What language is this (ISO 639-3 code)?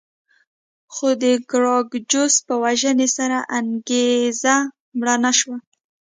pus